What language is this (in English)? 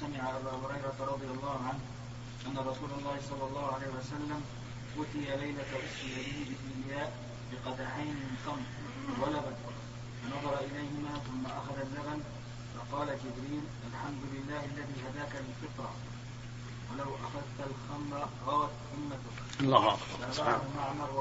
Arabic